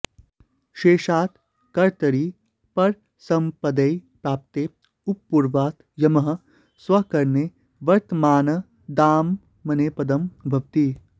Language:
Sanskrit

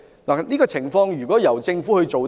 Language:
Cantonese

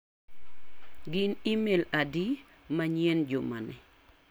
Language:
Luo (Kenya and Tanzania)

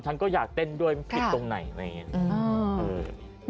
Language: Thai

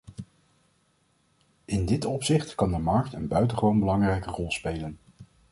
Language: Dutch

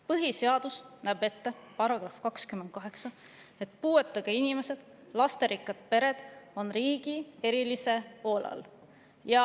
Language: Estonian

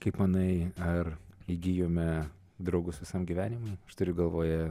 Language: Lithuanian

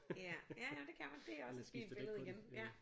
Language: Danish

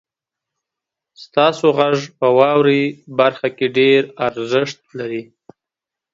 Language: Pashto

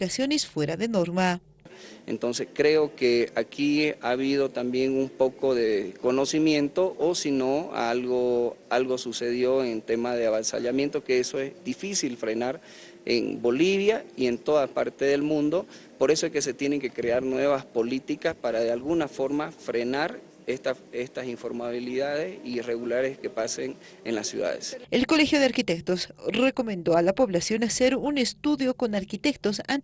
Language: Spanish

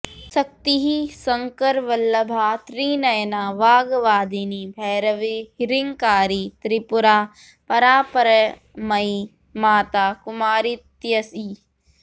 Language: Sanskrit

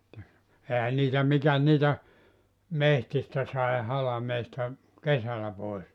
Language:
Finnish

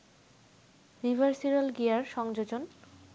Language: Bangla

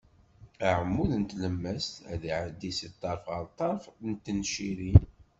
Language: Kabyle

